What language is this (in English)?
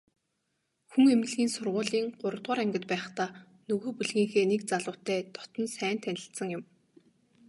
Mongolian